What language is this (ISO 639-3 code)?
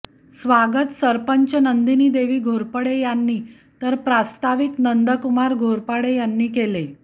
mar